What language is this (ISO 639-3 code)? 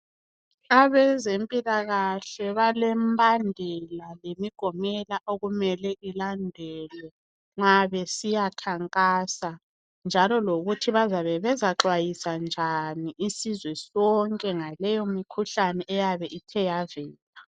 nde